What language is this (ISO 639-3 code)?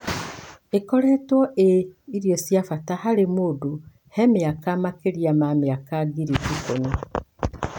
kik